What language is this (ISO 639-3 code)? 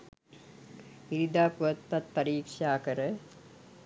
sin